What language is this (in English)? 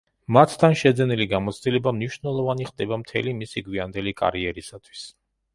Georgian